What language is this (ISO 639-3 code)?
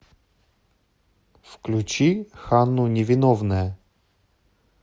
rus